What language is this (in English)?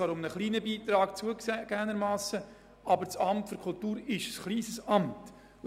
Swiss German